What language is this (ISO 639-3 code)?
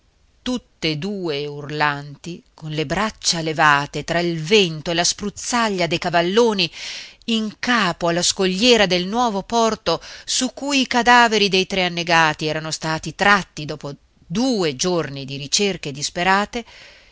ita